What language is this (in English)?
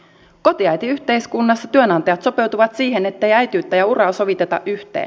Finnish